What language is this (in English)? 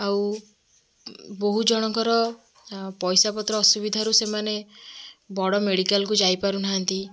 Odia